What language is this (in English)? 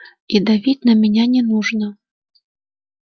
Russian